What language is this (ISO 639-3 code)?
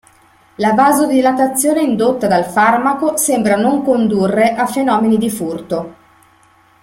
ita